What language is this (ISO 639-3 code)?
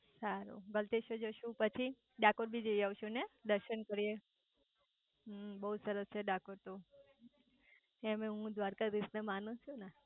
guj